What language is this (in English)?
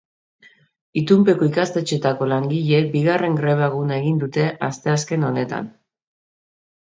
Basque